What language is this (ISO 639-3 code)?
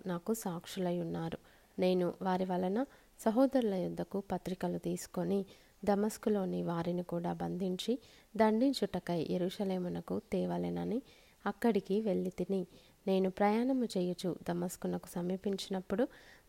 tel